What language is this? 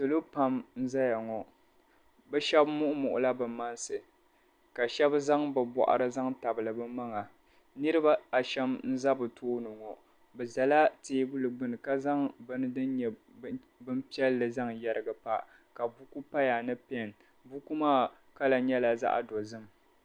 Dagbani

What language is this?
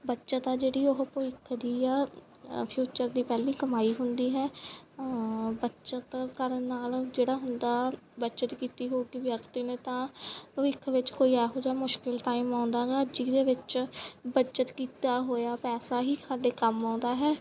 Punjabi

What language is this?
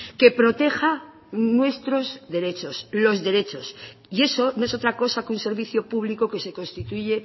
Spanish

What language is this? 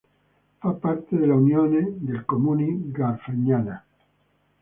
Italian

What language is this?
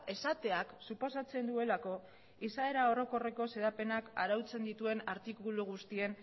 Basque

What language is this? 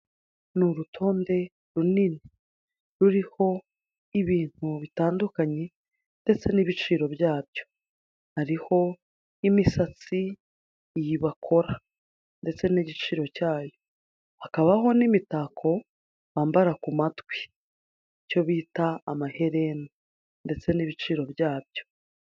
Kinyarwanda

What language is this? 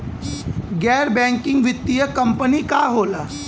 Bhojpuri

